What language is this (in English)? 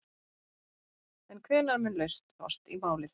Icelandic